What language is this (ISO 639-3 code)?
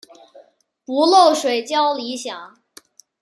zho